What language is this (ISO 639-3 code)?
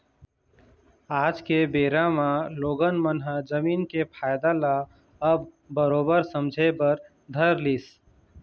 hne